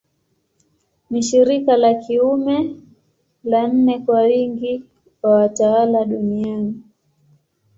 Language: Swahili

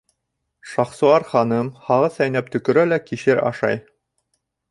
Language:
Bashkir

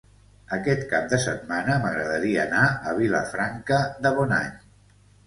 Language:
Catalan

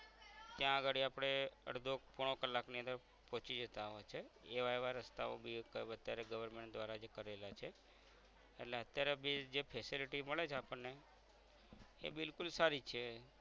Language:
Gujarati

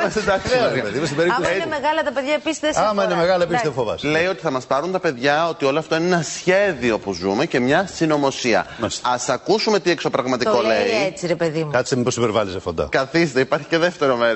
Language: Greek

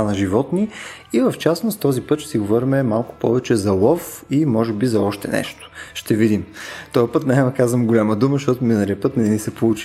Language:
Bulgarian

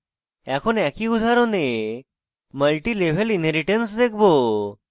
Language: Bangla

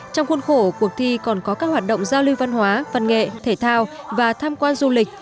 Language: Vietnamese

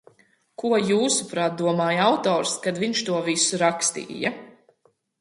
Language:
Latvian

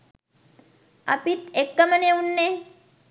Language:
Sinhala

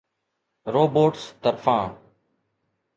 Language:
Sindhi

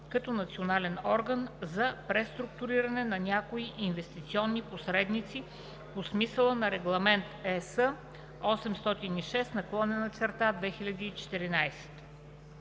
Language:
Bulgarian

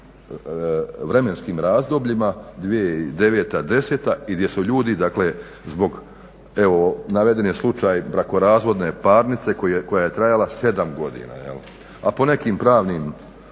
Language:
Croatian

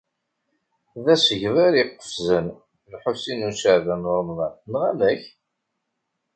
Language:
Kabyle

